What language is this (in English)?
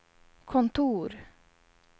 Swedish